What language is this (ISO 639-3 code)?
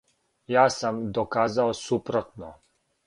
srp